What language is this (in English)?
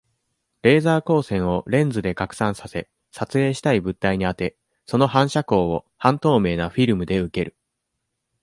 Japanese